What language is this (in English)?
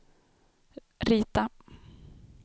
Swedish